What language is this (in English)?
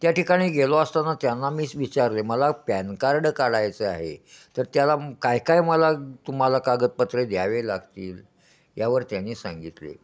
Marathi